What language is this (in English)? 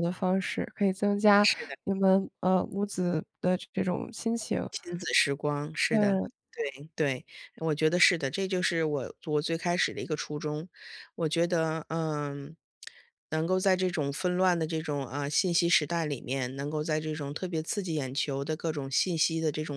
Chinese